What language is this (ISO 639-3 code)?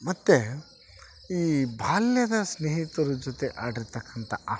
kan